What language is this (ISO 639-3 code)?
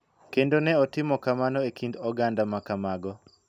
luo